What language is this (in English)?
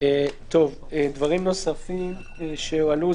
Hebrew